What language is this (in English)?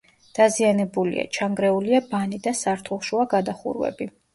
Georgian